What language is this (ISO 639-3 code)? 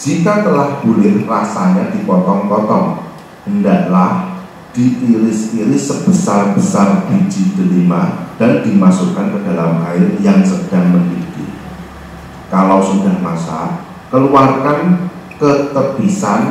ind